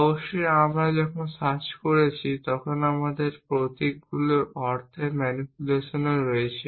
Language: Bangla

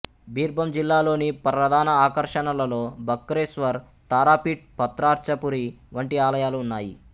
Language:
Telugu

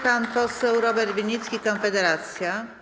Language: Polish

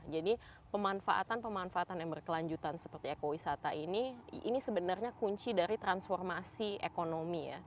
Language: Indonesian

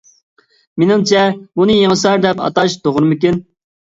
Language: Uyghur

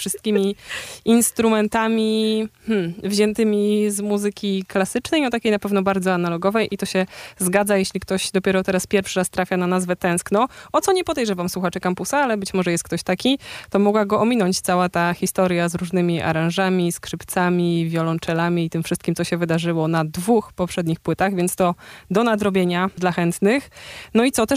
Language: Polish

